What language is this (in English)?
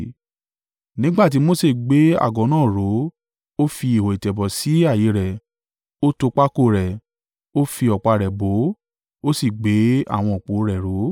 Yoruba